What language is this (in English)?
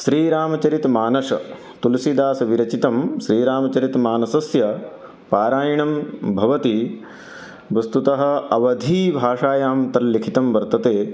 Sanskrit